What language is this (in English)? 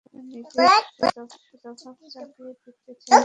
Bangla